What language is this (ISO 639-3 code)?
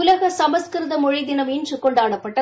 tam